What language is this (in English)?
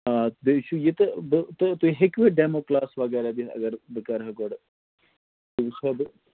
Kashmiri